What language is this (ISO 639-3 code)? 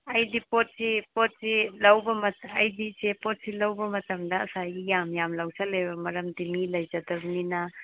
mni